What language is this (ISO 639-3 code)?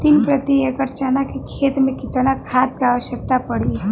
bho